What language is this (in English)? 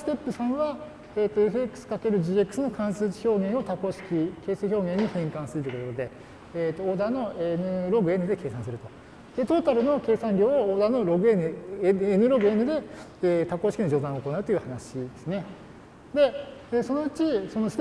Japanese